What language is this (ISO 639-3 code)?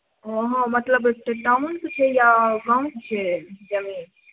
mai